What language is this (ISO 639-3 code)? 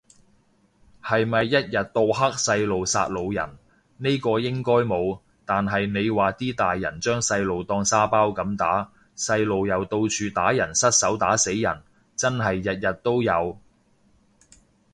yue